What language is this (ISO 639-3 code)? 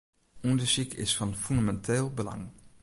fry